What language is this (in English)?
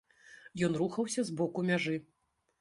Belarusian